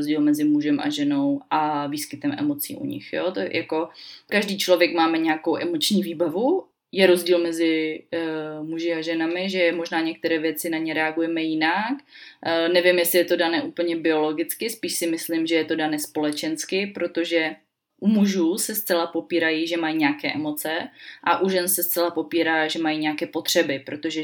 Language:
Czech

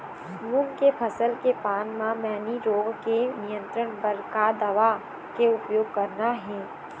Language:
Chhattisgarhi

